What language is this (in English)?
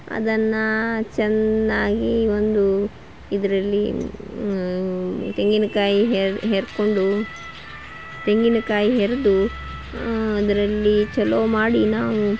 Kannada